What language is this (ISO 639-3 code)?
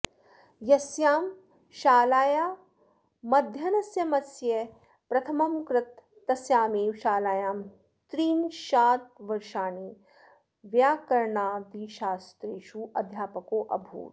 san